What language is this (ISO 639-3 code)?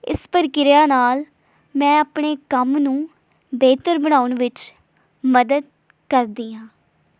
pan